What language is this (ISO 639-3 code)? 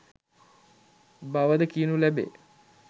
sin